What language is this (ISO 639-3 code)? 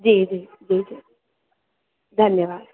snd